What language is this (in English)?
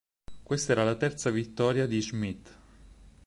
Italian